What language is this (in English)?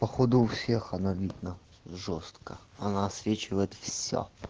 Russian